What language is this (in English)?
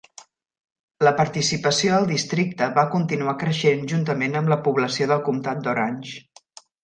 Catalan